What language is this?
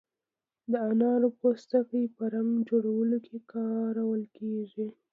Pashto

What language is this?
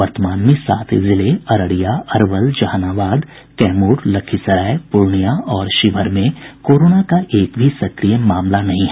Hindi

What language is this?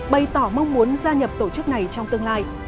Vietnamese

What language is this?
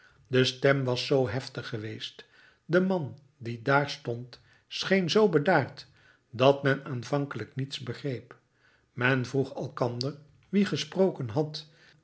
Dutch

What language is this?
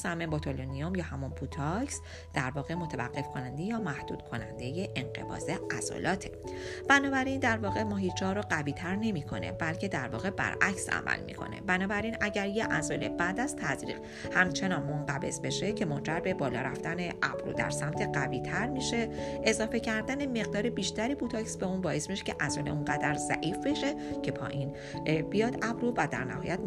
Persian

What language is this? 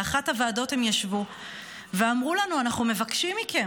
Hebrew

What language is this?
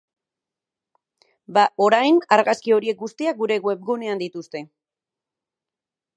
Basque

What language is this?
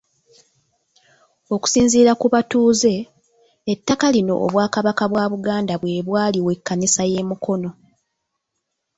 Ganda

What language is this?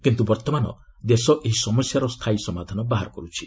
Odia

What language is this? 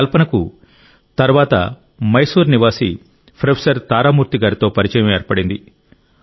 Telugu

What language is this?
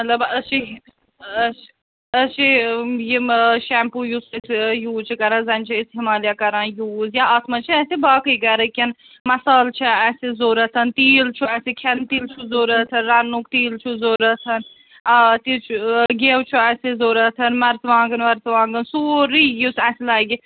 Kashmiri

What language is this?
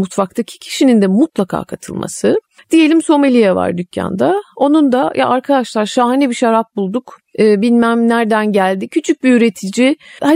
Turkish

